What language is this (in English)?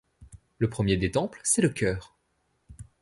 French